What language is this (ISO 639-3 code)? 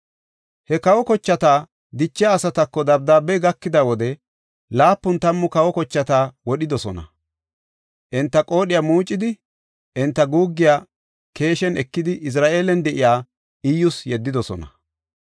gof